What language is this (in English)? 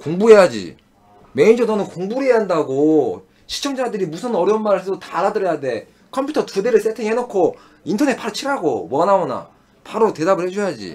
Korean